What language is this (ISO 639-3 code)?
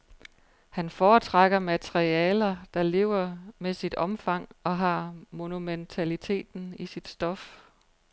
dan